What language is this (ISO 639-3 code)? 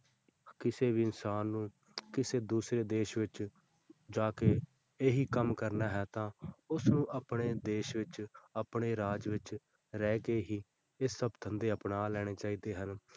pan